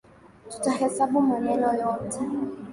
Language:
Swahili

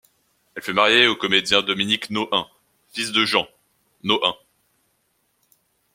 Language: French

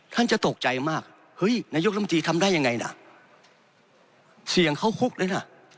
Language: Thai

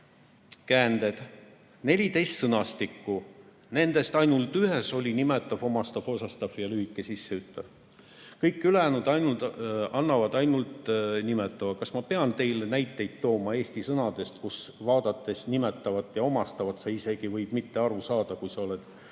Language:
Estonian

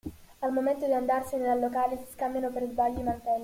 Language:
Italian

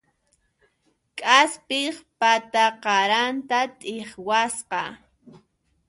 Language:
Puno Quechua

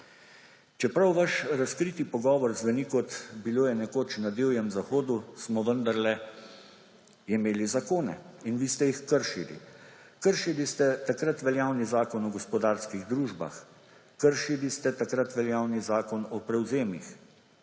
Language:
Slovenian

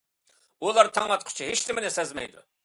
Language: Uyghur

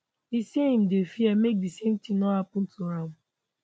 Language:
Nigerian Pidgin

